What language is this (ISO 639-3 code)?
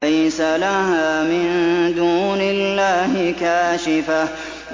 ara